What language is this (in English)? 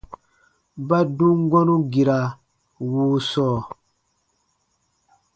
Baatonum